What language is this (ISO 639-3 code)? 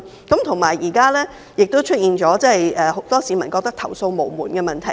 yue